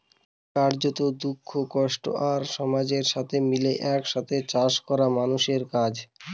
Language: Bangla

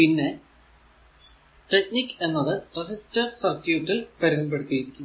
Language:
Malayalam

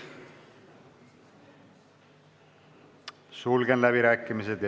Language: Estonian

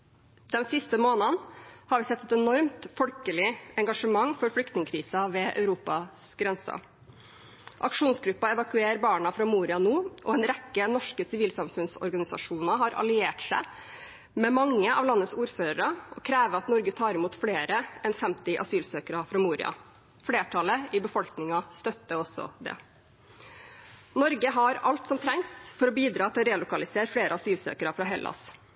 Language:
Norwegian Bokmål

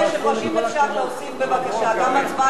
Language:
Hebrew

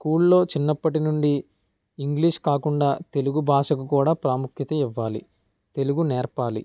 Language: Telugu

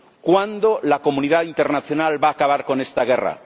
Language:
Spanish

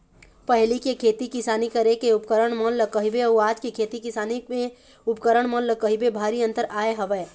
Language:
Chhattisgarhi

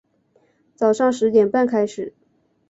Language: Chinese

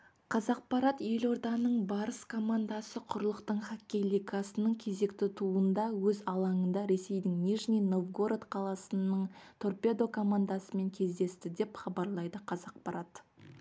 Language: Kazakh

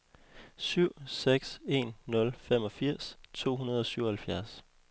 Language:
Danish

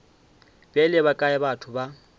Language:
Northern Sotho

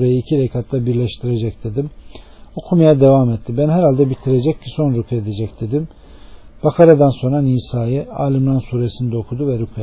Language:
Turkish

